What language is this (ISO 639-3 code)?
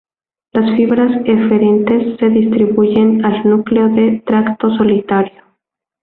spa